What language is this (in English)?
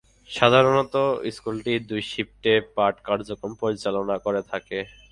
Bangla